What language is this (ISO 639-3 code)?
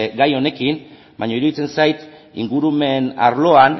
eus